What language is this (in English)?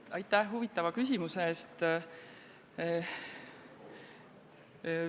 Estonian